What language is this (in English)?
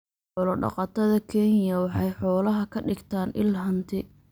Somali